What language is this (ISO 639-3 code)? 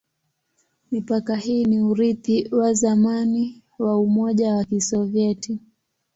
swa